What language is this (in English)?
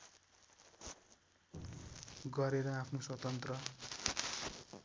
Nepali